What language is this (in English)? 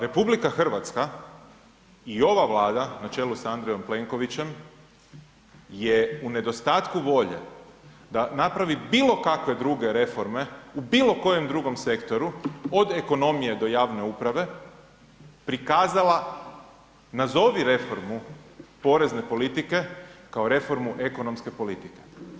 Croatian